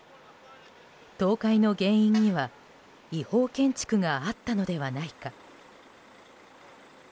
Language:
Japanese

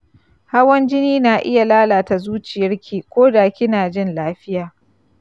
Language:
Hausa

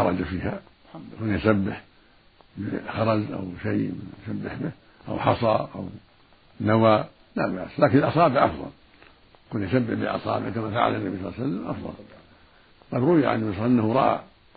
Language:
Arabic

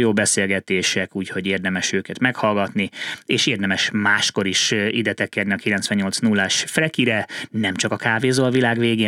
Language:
Hungarian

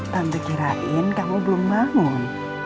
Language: Indonesian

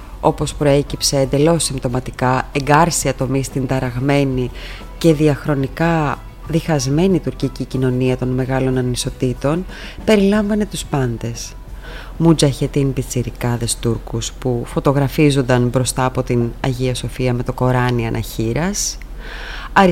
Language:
Greek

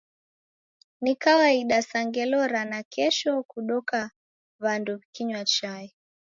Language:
Taita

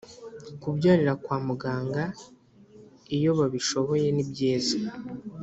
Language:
Kinyarwanda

